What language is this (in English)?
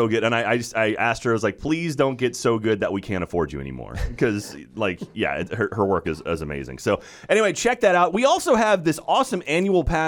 English